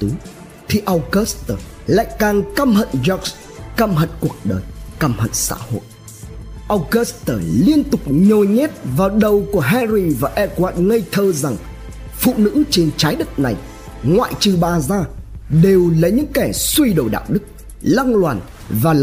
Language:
Vietnamese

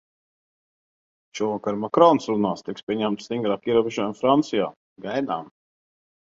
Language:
Latvian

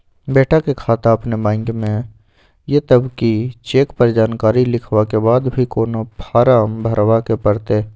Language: Maithili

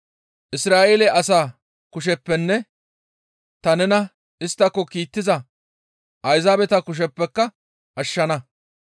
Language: Gamo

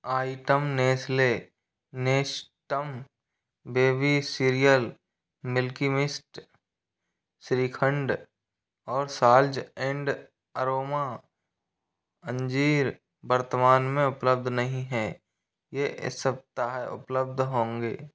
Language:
Hindi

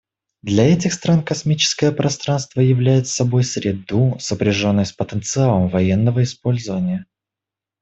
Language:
Russian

